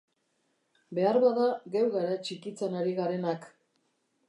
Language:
Basque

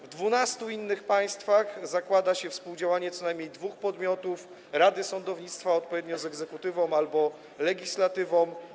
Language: Polish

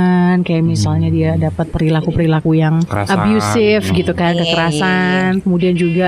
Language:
Indonesian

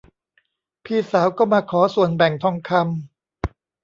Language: Thai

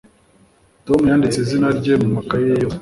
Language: Kinyarwanda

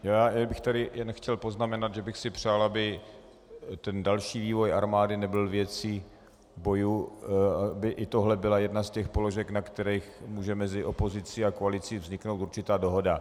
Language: Czech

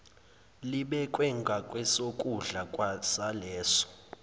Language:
Zulu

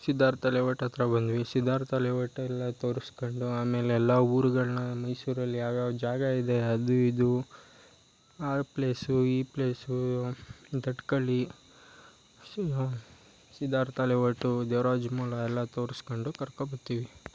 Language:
Kannada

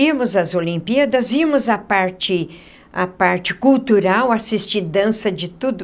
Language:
Portuguese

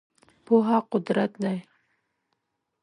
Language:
Pashto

